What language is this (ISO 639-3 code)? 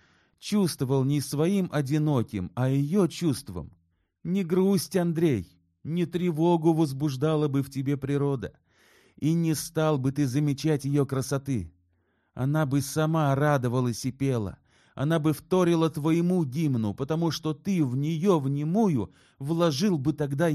rus